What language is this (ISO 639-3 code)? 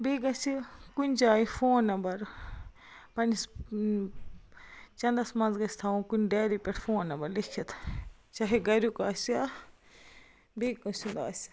kas